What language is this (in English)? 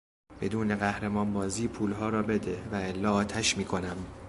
Persian